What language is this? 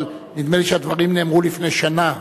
Hebrew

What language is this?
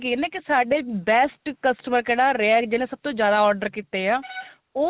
Punjabi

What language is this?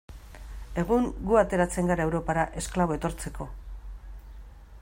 Basque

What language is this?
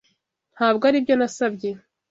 Kinyarwanda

